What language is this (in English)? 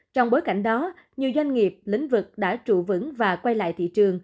Vietnamese